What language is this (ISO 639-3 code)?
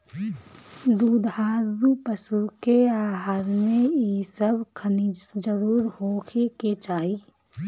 bho